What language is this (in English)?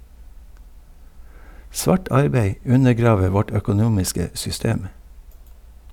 Norwegian